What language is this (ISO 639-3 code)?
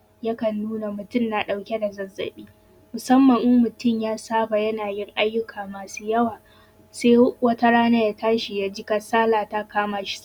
hau